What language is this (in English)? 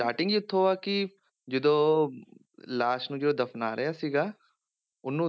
Punjabi